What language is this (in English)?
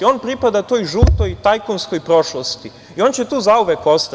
Serbian